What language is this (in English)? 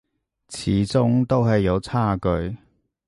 Cantonese